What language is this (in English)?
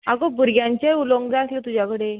Konkani